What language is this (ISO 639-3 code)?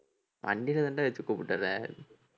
tam